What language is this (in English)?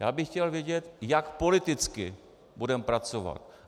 Czech